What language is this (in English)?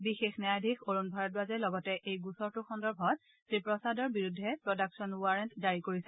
Assamese